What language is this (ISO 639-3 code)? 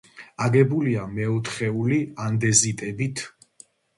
kat